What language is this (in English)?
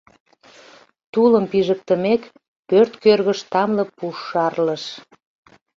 Mari